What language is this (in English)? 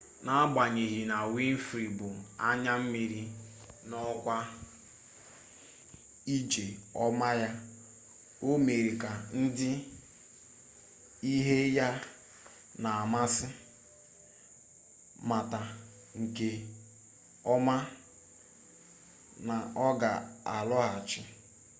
Igbo